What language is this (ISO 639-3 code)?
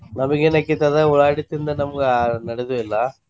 kan